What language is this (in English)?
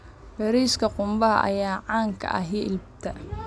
Somali